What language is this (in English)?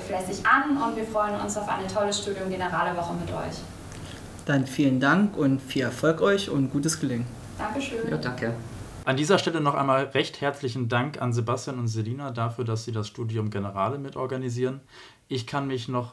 German